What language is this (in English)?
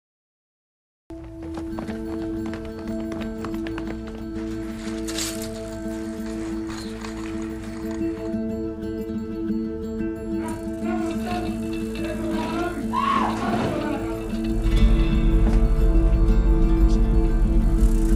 Arabic